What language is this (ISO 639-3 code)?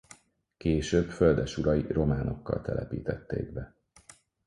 hun